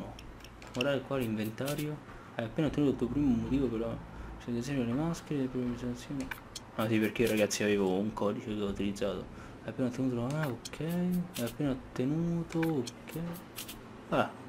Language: Italian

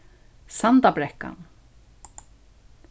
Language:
Faroese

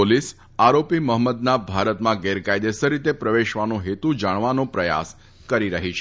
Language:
Gujarati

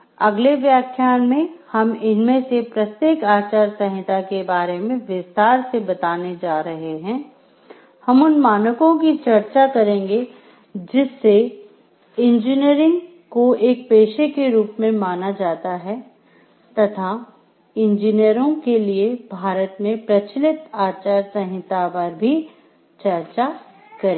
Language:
Hindi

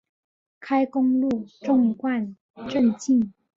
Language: Chinese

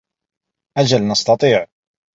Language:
Arabic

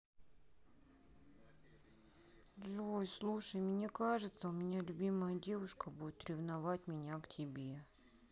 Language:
Russian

